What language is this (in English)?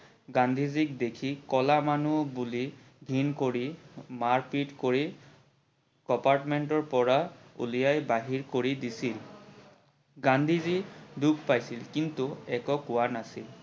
Assamese